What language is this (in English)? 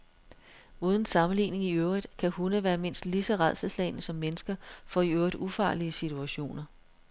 Danish